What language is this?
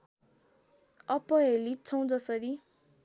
Nepali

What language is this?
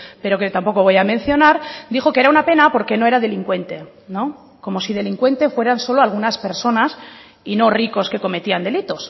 Spanish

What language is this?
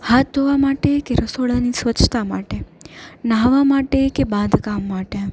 Gujarati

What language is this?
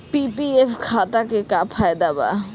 Bhojpuri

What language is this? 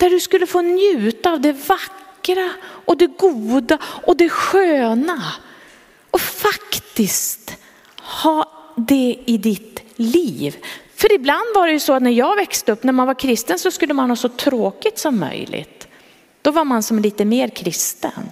Swedish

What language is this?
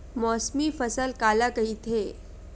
Chhattisgarhi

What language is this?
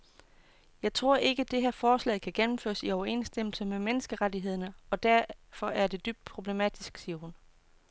Danish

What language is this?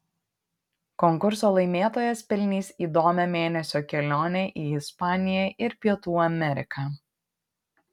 Lithuanian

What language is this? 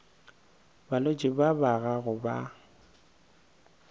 Northern Sotho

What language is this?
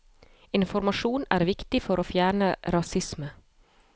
Norwegian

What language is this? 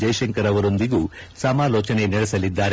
Kannada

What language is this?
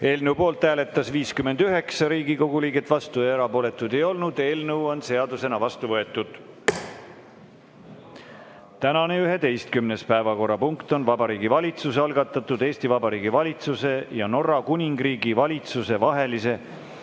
Estonian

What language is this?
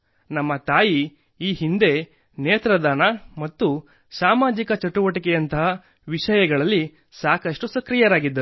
Kannada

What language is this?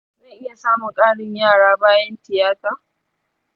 Hausa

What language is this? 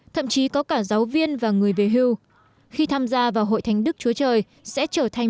Vietnamese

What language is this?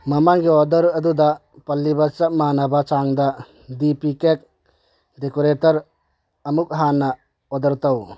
Manipuri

